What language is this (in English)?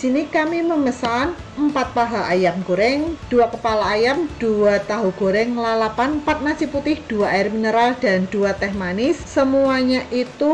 Indonesian